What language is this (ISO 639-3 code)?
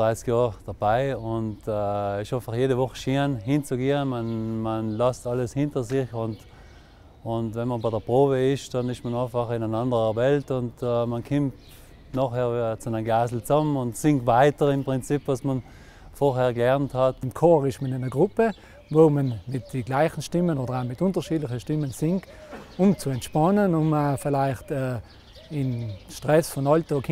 deu